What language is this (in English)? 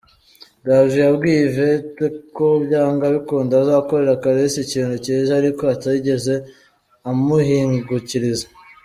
Kinyarwanda